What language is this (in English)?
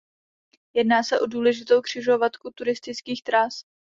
Czech